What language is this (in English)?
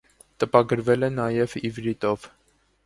Armenian